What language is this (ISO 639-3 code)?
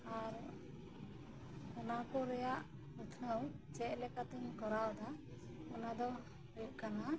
sat